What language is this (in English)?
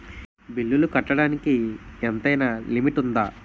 Telugu